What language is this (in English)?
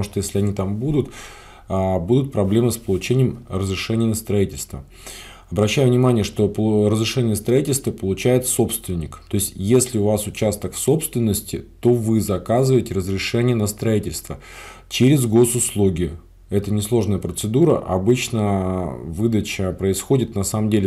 Russian